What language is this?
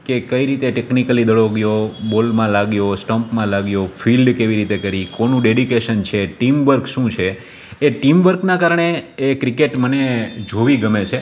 Gujarati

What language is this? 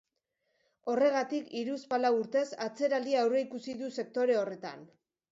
Basque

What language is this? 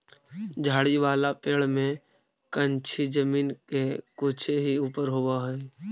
Magahi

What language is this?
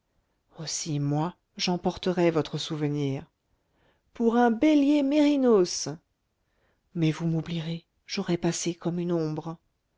French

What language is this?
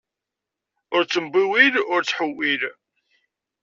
Kabyle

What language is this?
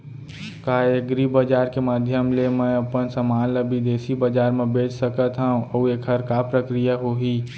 Chhattisgarhi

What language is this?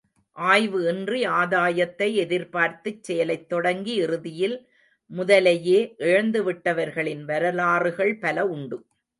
Tamil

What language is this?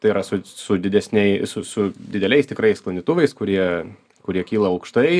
Lithuanian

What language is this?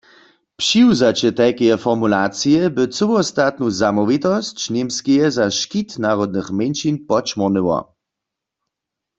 Upper Sorbian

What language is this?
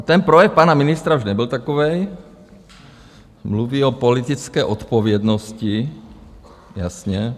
Czech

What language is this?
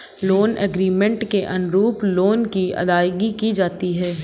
Hindi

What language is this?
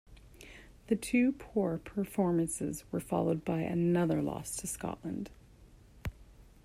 English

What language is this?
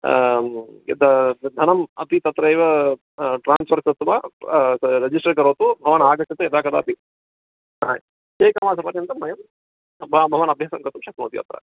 Sanskrit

